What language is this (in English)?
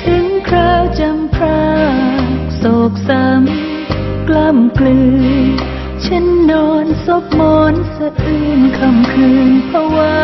Thai